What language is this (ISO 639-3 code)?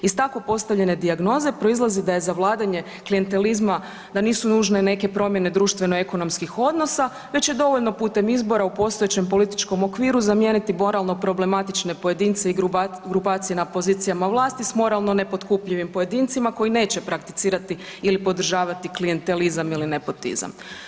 hrv